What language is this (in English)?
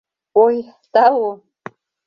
Mari